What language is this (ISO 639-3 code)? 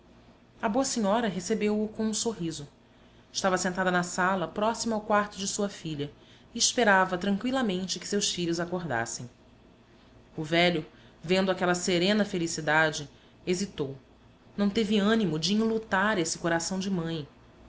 por